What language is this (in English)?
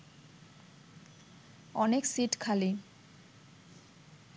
Bangla